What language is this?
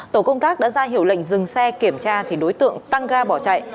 Vietnamese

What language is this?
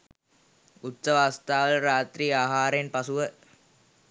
Sinhala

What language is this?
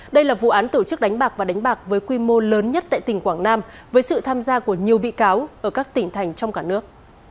Vietnamese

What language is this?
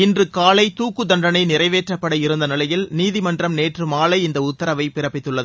Tamil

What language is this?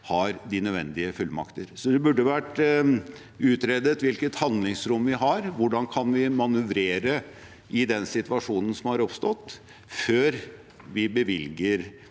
Norwegian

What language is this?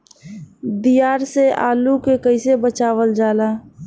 Bhojpuri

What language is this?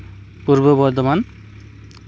Santali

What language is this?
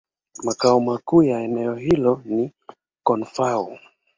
Swahili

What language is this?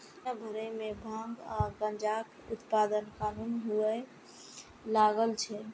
Maithili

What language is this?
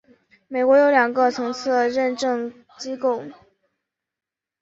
Chinese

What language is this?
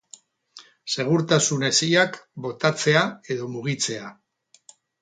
Basque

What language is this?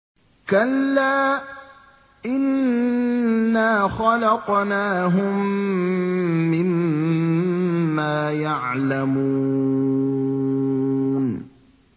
Arabic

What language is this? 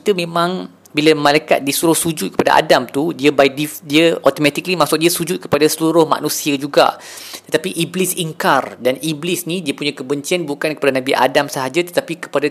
Malay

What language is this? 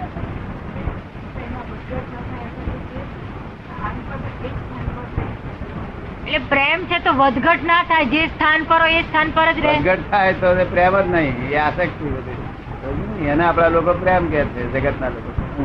Gujarati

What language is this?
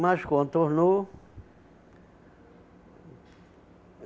Portuguese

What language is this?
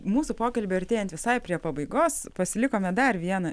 Lithuanian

